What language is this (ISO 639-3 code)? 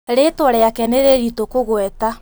kik